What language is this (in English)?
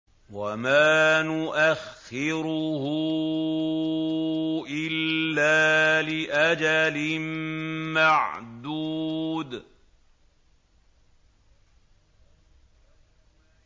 Arabic